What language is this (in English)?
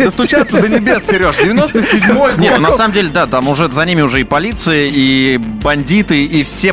Russian